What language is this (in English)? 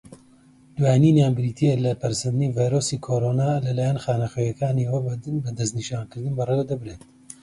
Central Kurdish